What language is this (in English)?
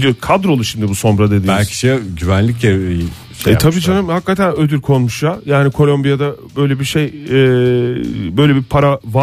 Turkish